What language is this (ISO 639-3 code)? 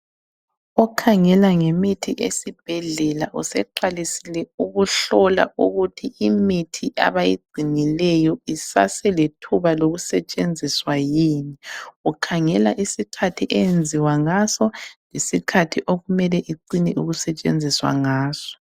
nde